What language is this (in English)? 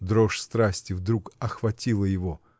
Russian